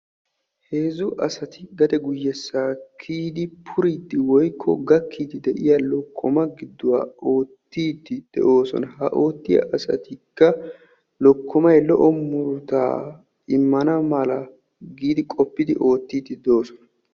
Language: Wolaytta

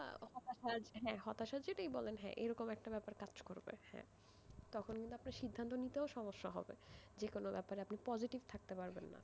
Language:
Bangla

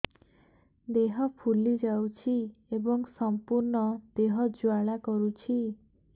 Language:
Odia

